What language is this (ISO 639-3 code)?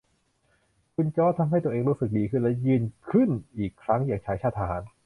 tha